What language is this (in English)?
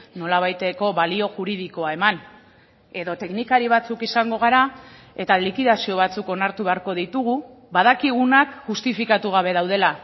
Basque